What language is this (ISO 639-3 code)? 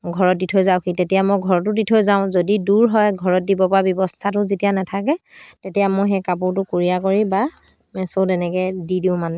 asm